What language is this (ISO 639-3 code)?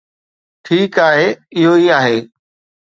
snd